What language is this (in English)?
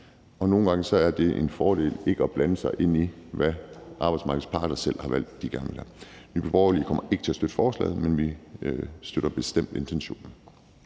Danish